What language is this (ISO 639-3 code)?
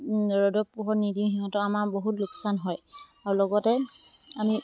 asm